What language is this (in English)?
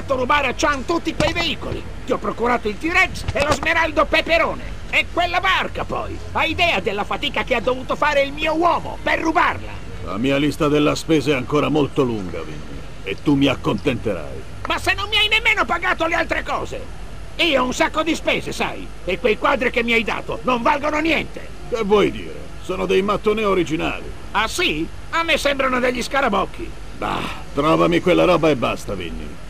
Italian